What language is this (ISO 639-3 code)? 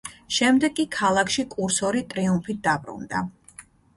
kat